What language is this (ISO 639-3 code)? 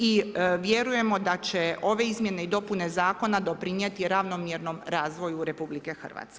hrv